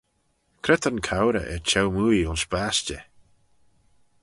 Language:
Manx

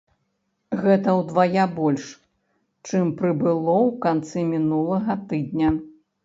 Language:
Belarusian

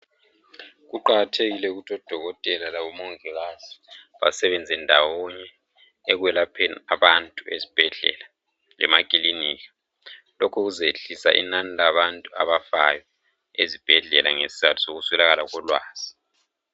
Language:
North Ndebele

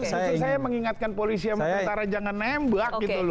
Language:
Indonesian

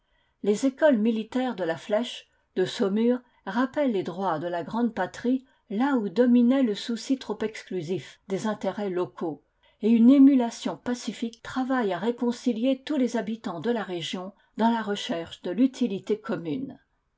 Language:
French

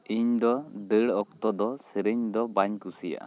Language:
Santali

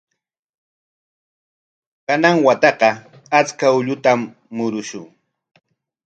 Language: Corongo Ancash Quechua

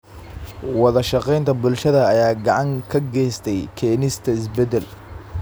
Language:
Somali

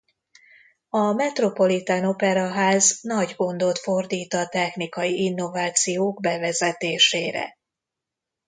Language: Hungarian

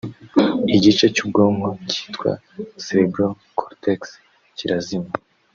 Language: Kinyarwanda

